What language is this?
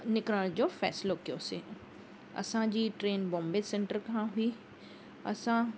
Sindhi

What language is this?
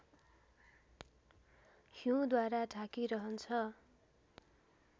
Nepali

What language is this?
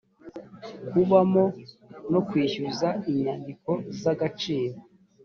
Kinyarwanda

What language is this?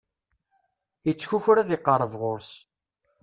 Kabyle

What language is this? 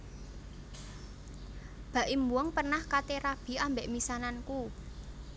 Javanese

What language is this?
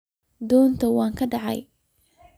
Somali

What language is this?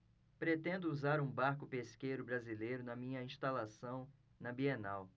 Portuguese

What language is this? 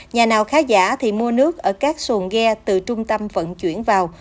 Vietnamese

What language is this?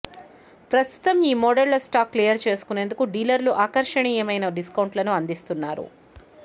Telugu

